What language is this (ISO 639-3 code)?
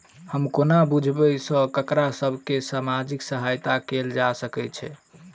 mai